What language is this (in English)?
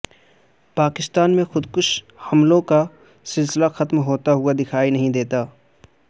Urdu